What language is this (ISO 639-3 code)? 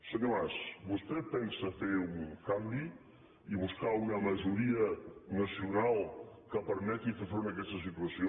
cat